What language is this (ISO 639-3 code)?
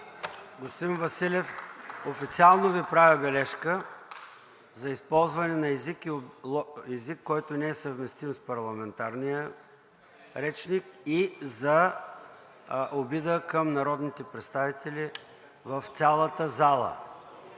bul